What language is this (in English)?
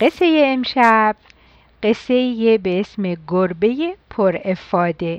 Persian